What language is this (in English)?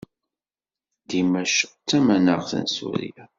Kabyle